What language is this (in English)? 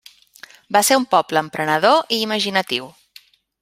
Catalan